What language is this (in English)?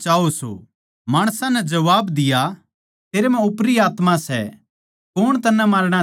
Haryanvi